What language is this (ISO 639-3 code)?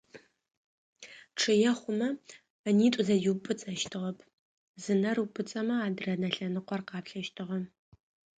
ady